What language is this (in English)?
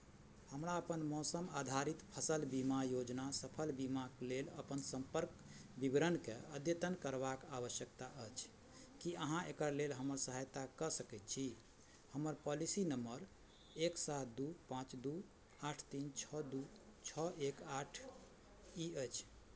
Maithili